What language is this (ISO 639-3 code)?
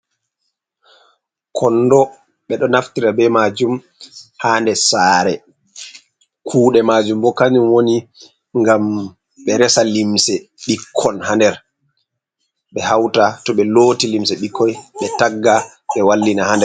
ful